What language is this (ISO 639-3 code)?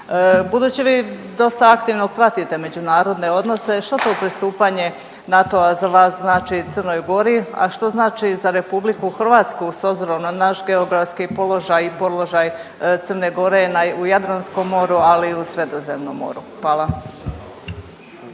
hrv